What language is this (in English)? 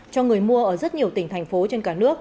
Vietnamese